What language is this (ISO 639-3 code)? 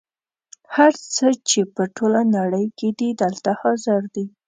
pus